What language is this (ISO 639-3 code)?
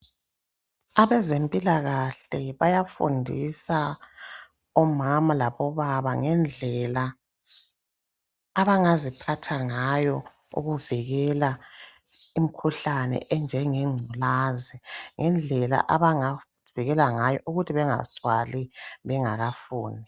nde